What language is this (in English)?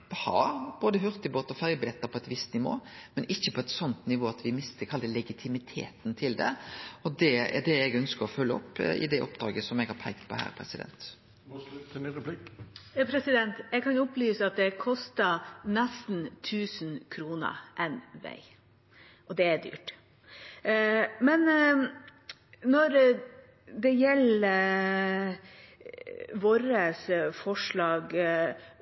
Norwegian